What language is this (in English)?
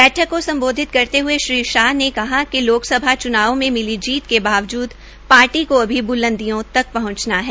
Hindi